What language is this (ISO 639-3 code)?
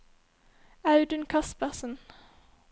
nor